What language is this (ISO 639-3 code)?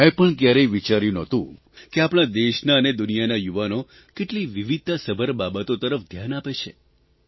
guj